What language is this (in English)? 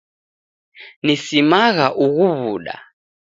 Taita